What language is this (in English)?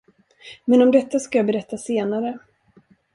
Swedish